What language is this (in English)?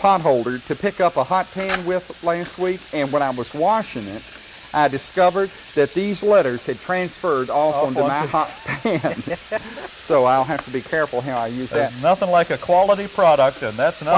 English